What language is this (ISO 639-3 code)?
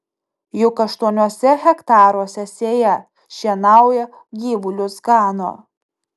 lit